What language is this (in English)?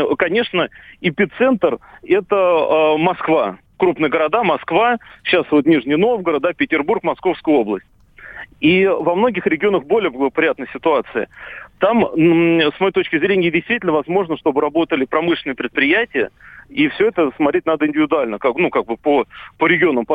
Russian